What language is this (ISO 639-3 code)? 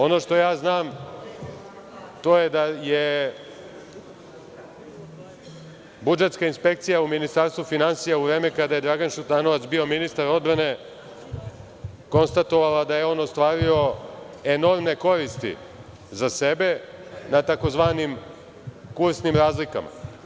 srp